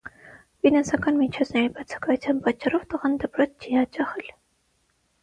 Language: Armenian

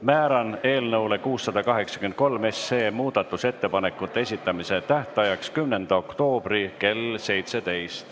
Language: Estonian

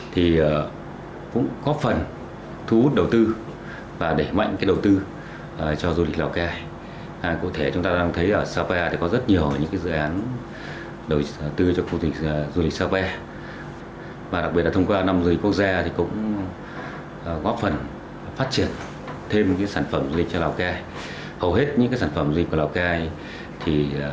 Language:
Vietnamese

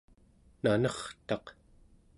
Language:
Central Yupik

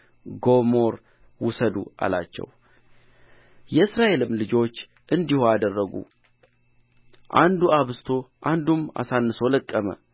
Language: Amharic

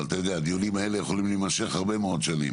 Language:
Hebrew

